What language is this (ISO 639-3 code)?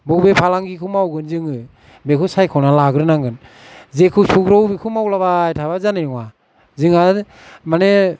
brx